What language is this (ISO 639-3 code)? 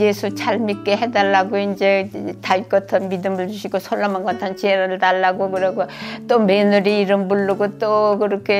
kor